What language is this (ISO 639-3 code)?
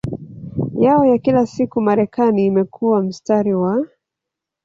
swa